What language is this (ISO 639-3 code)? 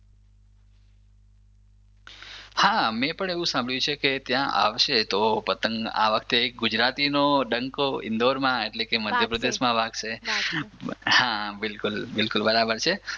guj